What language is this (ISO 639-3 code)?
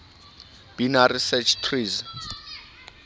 sot